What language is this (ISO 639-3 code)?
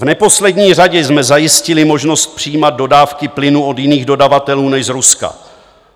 ces